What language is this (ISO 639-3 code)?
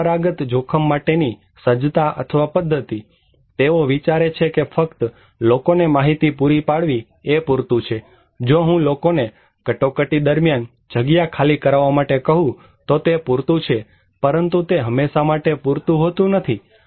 guj